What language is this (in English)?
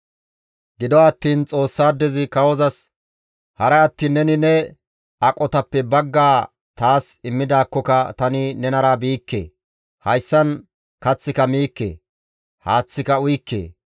Gamo